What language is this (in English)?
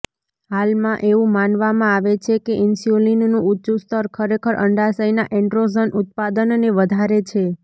Gujarati